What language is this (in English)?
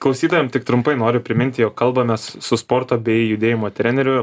Lithuanian